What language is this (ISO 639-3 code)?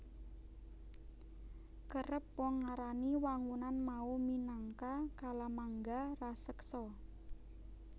jav